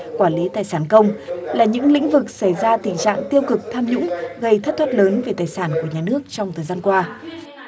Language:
Vietnamese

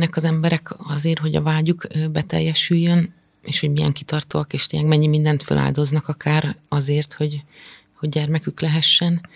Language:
Hungarian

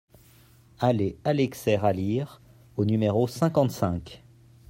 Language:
French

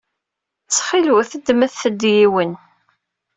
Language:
Kabyle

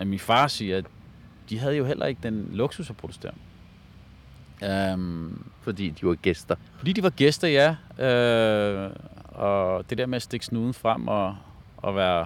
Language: Danish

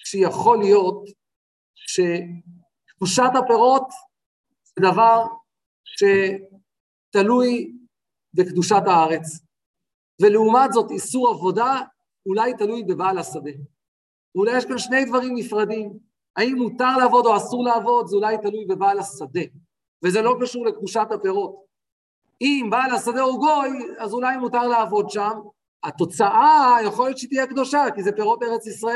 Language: Hebrew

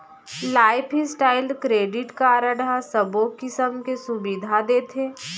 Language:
Chhattisgarhi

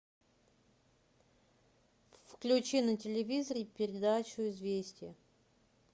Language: Russian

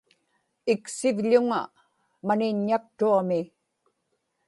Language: Inupiaq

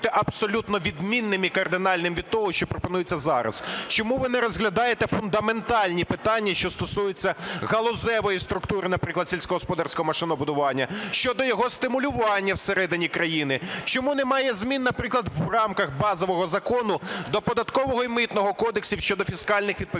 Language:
Ukrainian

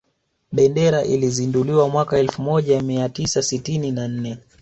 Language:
Swahili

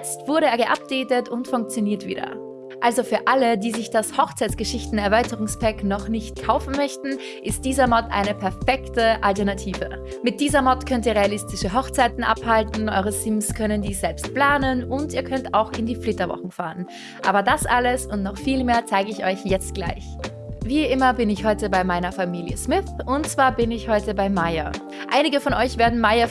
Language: German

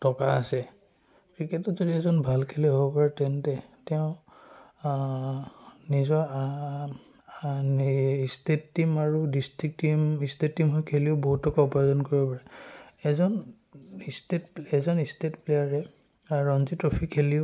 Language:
Assamese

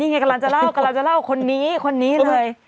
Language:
Thai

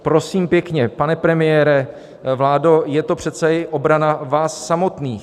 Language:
Czech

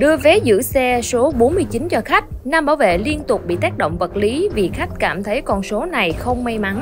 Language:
Vietnamese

